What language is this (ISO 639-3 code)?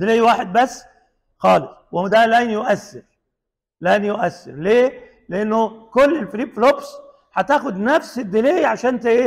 ara